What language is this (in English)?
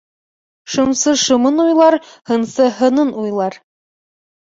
Bashkir